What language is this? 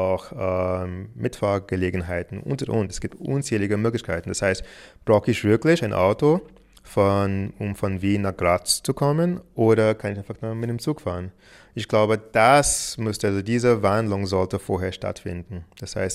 German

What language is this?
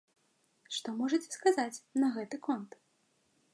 Belarusian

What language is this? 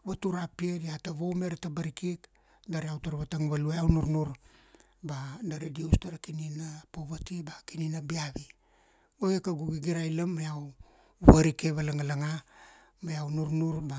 Kuanua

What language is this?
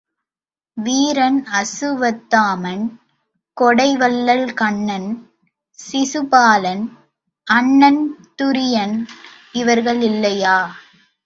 Tamil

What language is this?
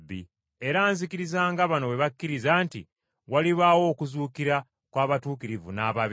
Ganda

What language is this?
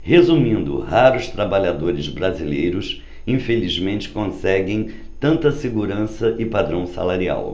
Portuguese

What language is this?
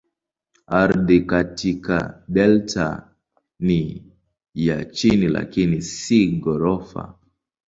Swahili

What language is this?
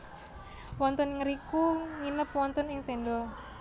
Javanese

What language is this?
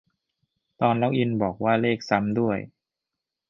Thai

